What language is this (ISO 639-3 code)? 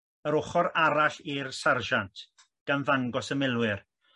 cym